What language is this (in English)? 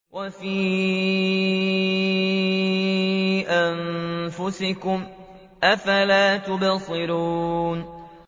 Arabic